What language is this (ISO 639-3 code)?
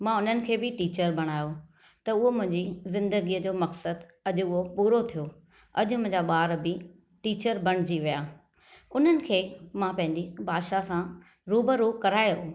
snd